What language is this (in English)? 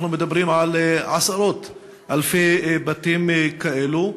Hebrew